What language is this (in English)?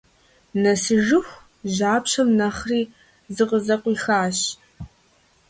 Kabardian